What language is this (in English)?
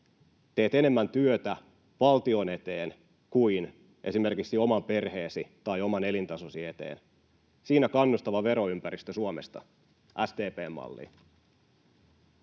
Finnish